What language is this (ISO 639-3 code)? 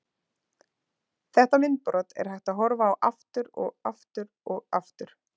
isl